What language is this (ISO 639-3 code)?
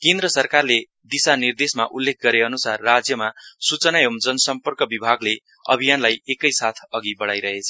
nep